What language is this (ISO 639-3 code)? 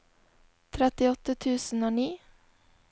nor